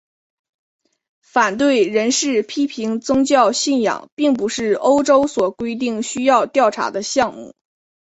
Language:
Chinese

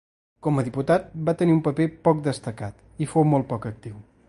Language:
Catalan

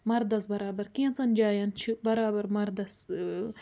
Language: Kashmiri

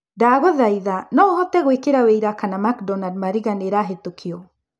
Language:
Kikuyu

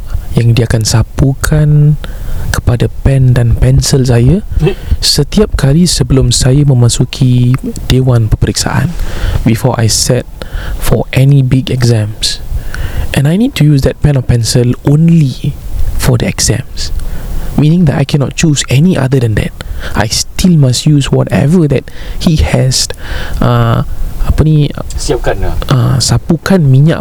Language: Malay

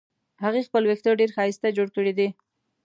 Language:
Pashto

